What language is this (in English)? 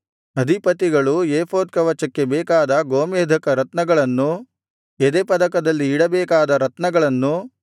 Kannada